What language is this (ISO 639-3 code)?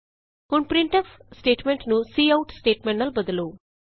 pan